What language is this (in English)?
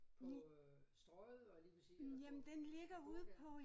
Danish